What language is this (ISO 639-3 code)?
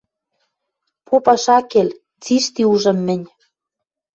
mrj